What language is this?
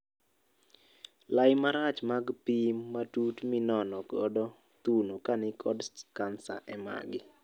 Luo (Kenya and Tanzania)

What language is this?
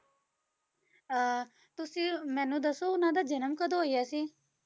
Punjabi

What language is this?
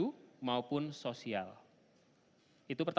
Indonesian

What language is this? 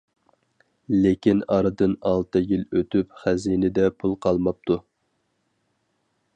Uyghur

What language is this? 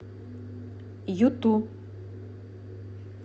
Russian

